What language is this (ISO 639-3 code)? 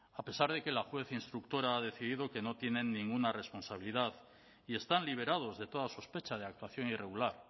spa